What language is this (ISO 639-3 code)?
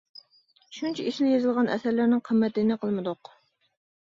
uig